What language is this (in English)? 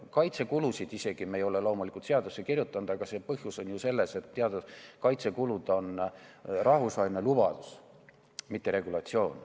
Estonian